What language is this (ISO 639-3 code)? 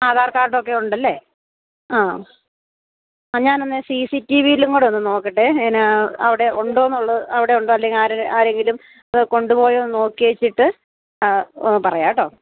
mal